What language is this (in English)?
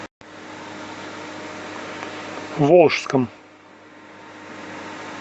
Russian